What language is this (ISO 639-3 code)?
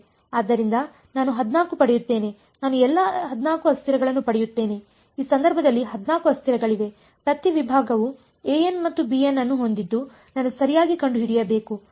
kan